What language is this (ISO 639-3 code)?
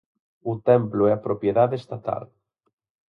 glg